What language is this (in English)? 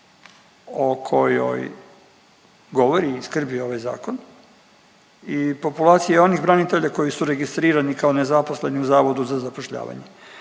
Croatian